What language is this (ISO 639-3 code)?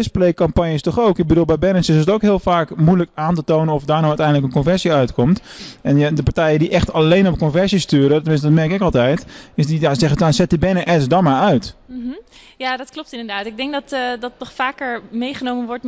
nld